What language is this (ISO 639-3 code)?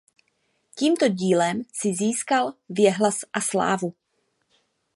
ces